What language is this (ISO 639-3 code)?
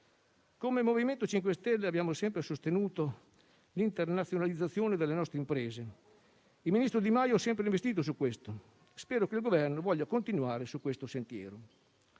ita